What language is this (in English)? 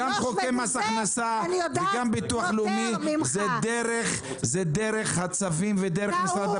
Hebrew